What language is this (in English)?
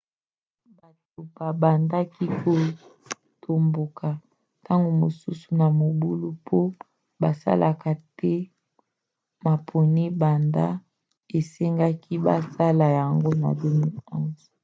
Lingala